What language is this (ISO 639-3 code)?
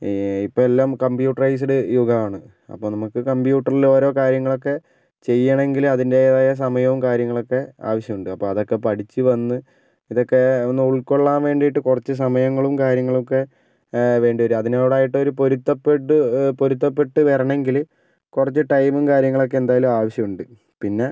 mal